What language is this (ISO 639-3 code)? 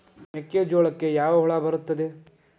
kan